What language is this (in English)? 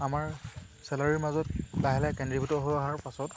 Assamese